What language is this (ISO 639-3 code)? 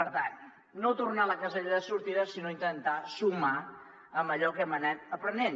cat